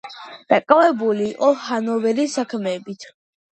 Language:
Georgian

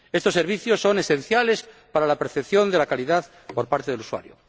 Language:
Spanish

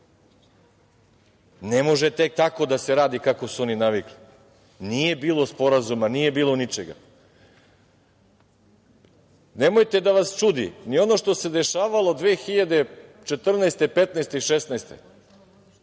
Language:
Serbian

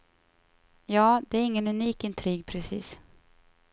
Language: Swedish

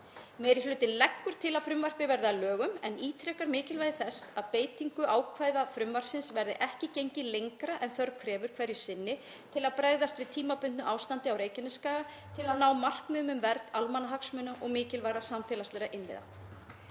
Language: Icelandic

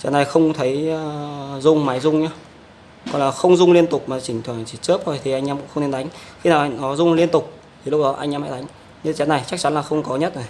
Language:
Vietnamese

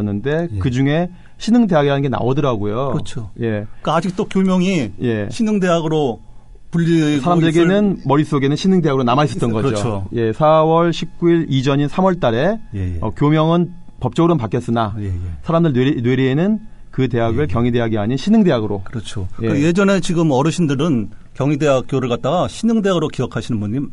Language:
Korean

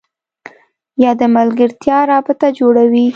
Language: Pashto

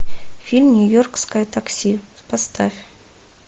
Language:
Russian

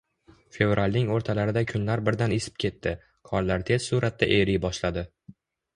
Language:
Uzbek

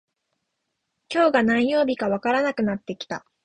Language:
Japanese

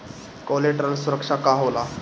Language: Bhojpuri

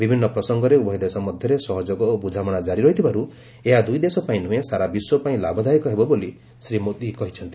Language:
Odia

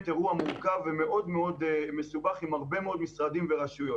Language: Hebrew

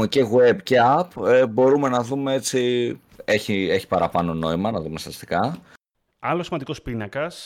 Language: Greek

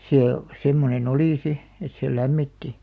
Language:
Finnish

